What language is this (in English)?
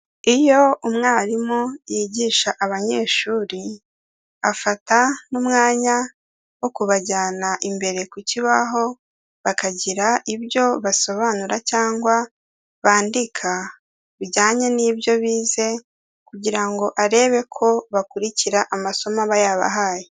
Kinyarwanda